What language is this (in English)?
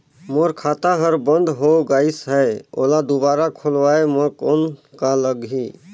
Chhattisgarhi